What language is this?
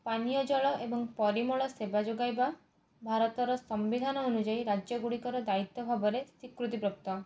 Odia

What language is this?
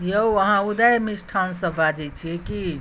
Maithili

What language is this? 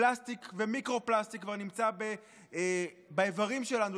Hebrew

